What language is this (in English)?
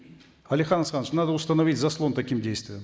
Kazakh